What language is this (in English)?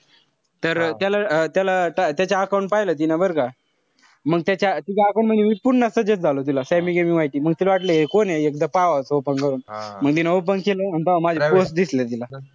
Marathi